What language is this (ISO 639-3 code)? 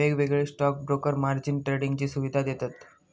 mar